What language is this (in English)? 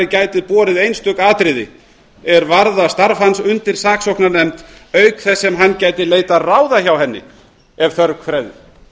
Icelandic